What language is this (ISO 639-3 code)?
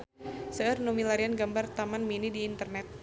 sun